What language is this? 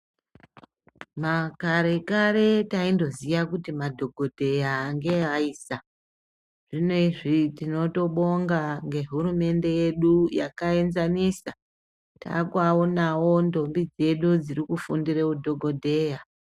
Ndau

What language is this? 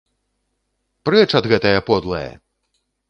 Belarusian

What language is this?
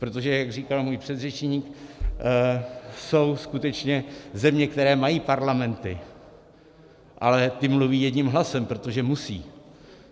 Czech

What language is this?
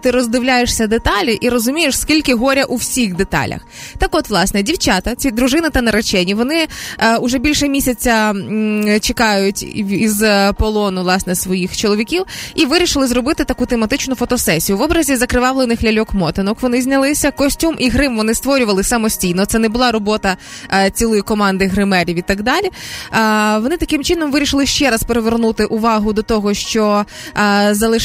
Ukrainian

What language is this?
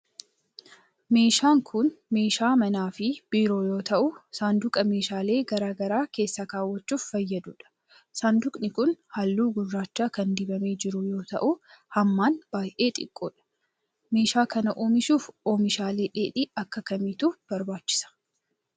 Oromo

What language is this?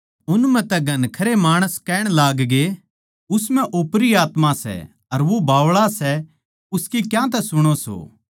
Haryanvi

